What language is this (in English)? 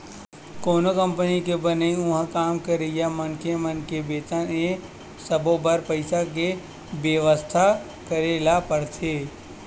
Chhattisgarhi